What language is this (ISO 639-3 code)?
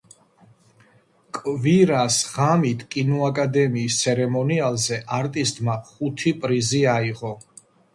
kat